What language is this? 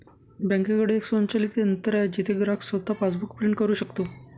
Marathi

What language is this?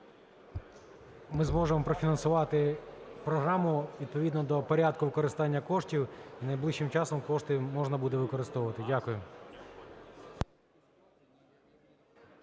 Ukrainian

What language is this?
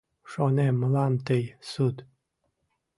Mari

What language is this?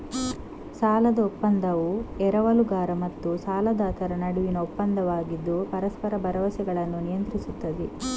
Kannada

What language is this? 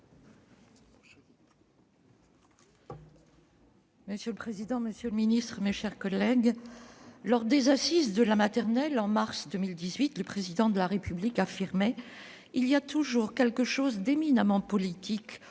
French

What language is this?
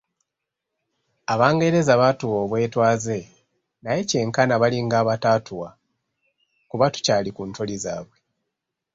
Ganda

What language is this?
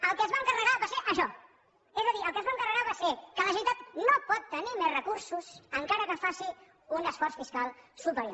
Catalan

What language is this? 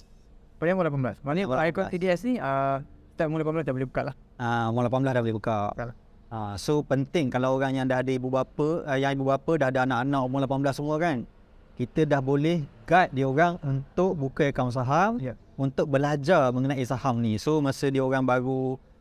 Malay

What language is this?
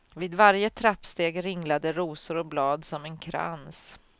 Swedish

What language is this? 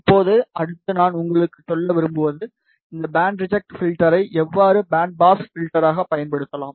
Tamil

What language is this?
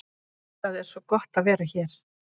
Icelandic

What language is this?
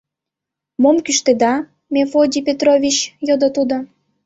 Mari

